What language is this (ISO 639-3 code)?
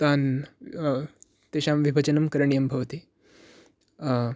san